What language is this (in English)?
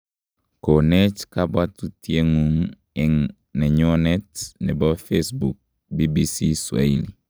Kalenjin